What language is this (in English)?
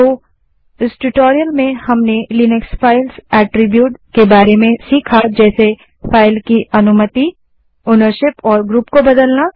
Hindi